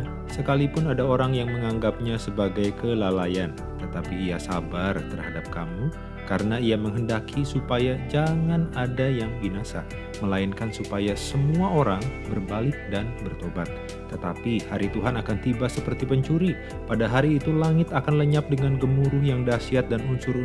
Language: Indonesian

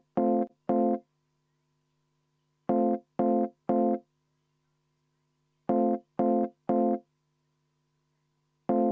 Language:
Estonian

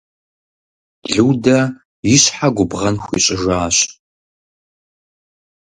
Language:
Kabardian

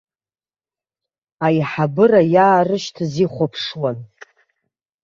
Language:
Abkhazian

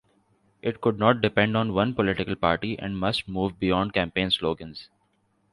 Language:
English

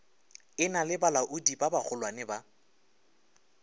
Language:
Northern Sotho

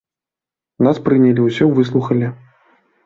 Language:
Belarusian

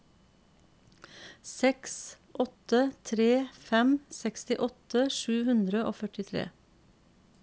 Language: Norwegian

